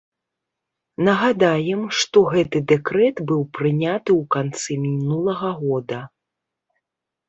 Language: Belarusian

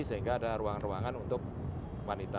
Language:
Indonesian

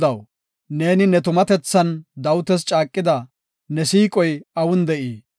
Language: Gofa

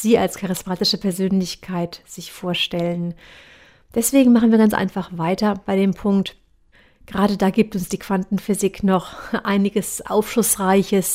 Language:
German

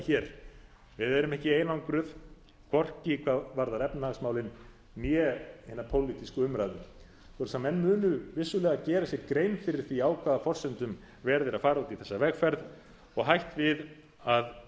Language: Icelandic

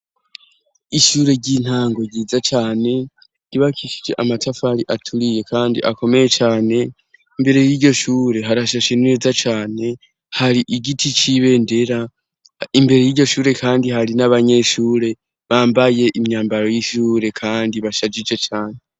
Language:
Rundi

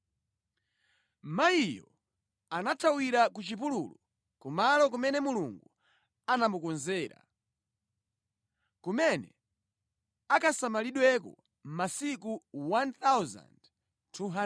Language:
Nyanja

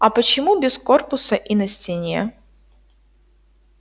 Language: Russian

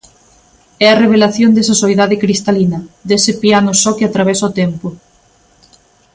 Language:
Galician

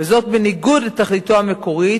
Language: Hebrew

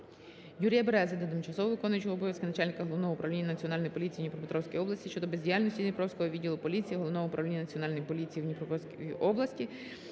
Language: Ukrainian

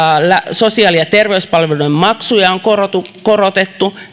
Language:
Finnish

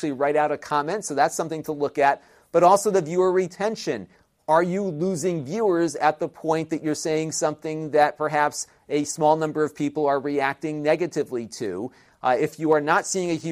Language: English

